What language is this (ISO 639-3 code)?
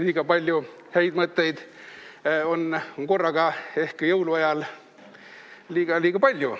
est